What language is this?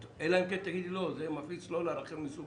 Hebrew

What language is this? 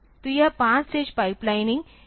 Hindi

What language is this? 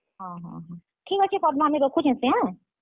Odia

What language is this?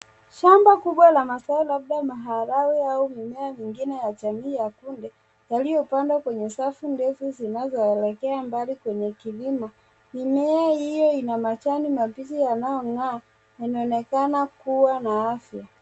Swahili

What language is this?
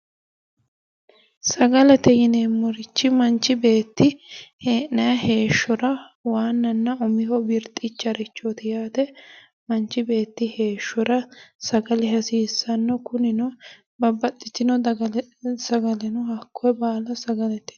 Sidamo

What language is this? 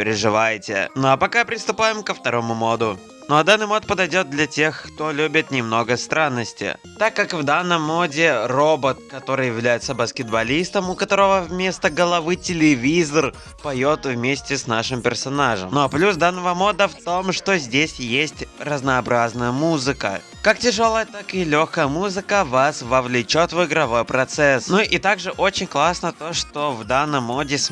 Russian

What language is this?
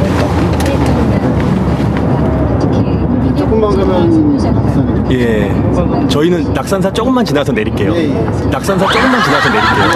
Korean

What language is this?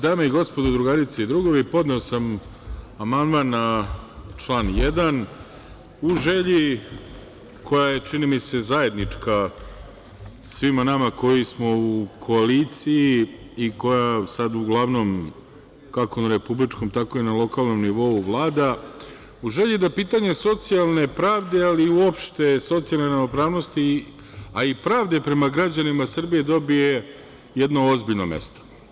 Serbian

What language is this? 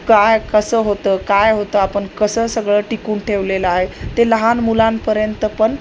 Marathi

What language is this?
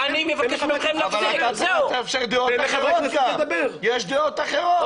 Hebrew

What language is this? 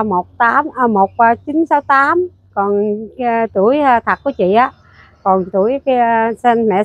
Vietnamese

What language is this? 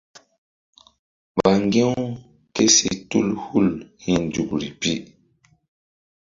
Mbum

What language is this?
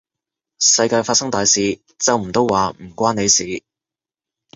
Cantonese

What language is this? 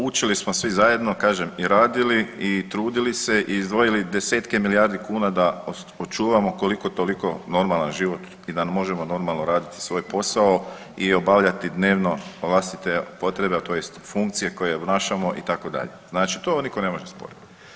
Croatian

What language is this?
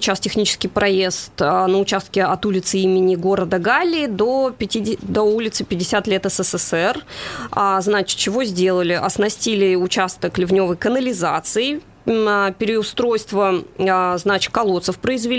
Russian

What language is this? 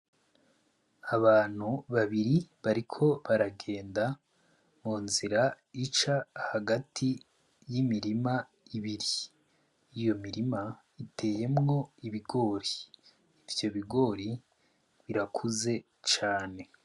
Rundi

